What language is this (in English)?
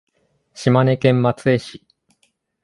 Japanese